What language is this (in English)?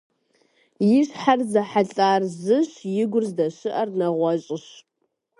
Kabardian